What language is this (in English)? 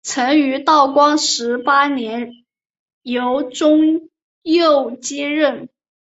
Chinese